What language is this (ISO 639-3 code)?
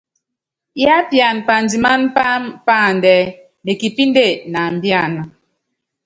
yav